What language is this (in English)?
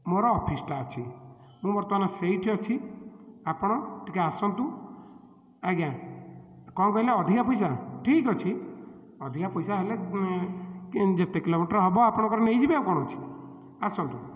Odia